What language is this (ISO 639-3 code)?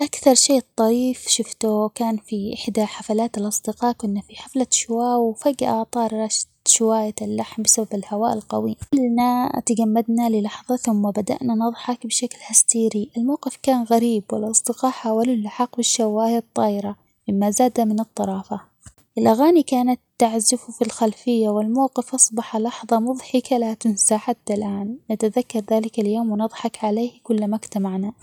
acx